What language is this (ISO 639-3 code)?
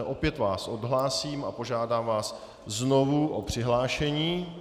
ces